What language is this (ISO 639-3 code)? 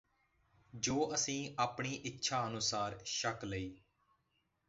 pan